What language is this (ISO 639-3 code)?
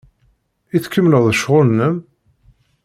kab